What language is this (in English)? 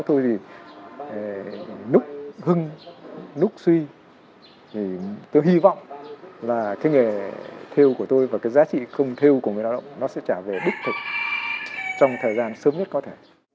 Vietnamese